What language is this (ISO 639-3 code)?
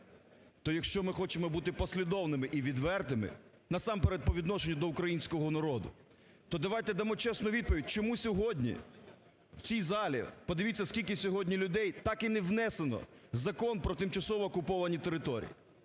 ukr